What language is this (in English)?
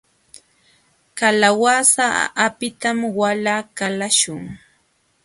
Jauja Wanca Quechua